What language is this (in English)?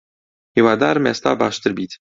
Central Kurdish